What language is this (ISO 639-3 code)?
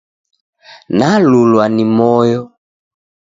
dav